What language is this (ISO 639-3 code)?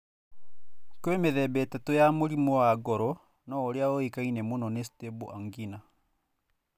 kik